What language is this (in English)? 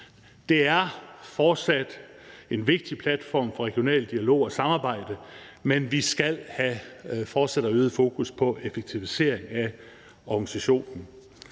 Danish